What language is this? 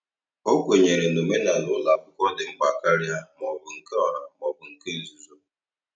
Igbo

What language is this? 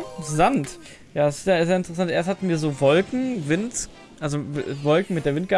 German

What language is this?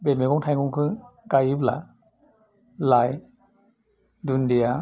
Bodo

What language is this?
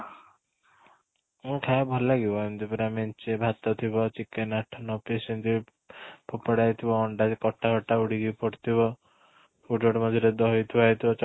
Odia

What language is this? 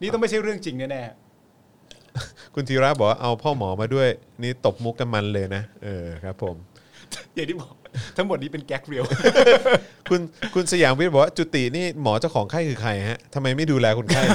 Thai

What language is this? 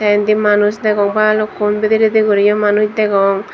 Chakma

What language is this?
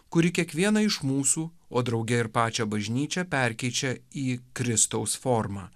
Lithuanian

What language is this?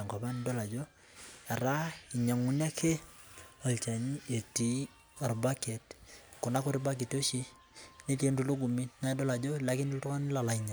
Masai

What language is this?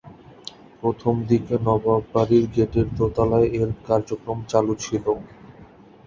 Bangla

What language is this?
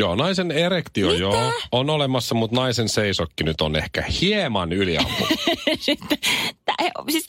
Finnish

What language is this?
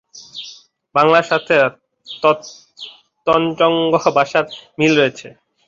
Bangla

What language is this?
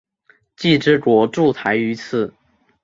Chinese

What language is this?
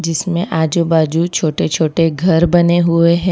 Hindi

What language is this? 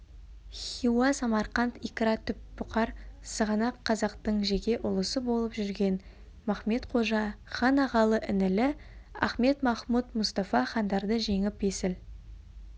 Kazakh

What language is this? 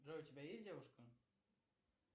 Russian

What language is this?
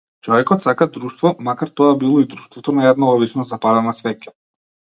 Macedonian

